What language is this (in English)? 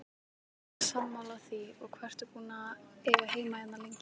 Icelandic